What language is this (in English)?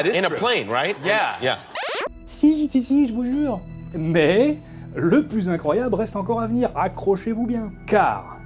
French